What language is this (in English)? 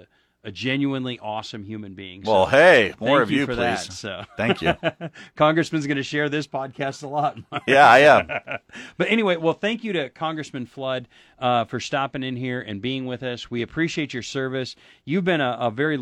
English